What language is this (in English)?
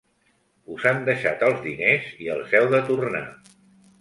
Catalan